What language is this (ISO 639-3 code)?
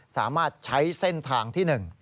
tha